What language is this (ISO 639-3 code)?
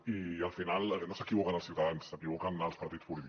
cat